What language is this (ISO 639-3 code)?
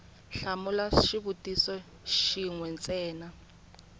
tso